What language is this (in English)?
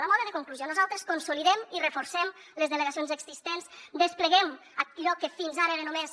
Catalan